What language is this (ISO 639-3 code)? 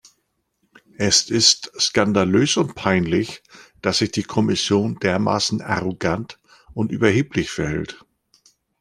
deu